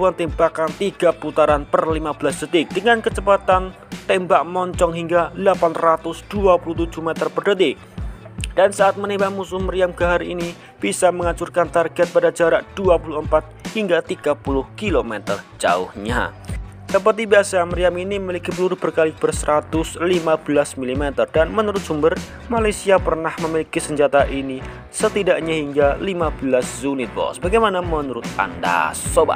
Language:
Indonesian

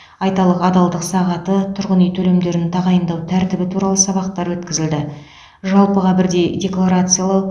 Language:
Kazakh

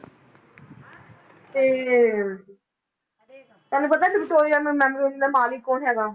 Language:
Punjabi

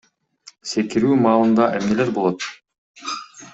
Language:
Kyrgyz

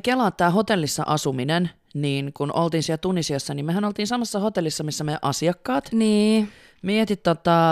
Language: Finnish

